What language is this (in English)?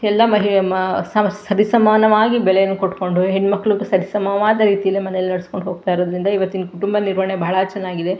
Kannada